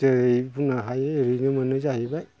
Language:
Bodo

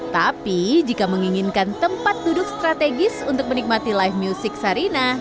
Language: Indonesian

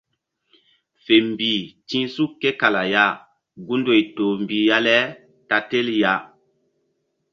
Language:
Mbum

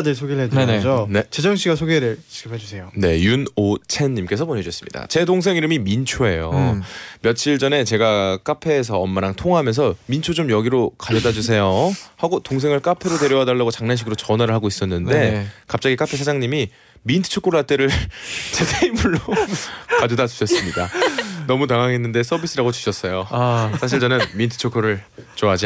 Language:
Korean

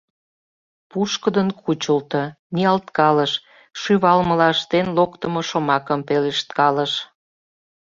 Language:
Mari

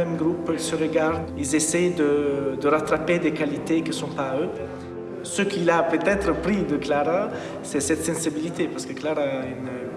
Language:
French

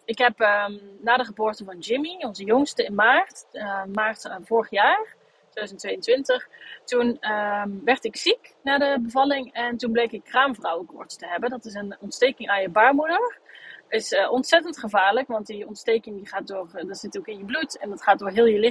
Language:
Dutch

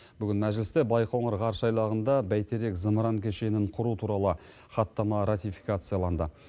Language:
Kazakh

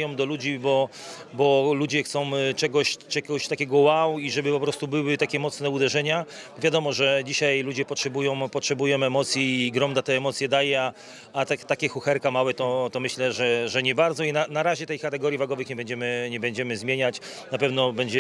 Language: Polish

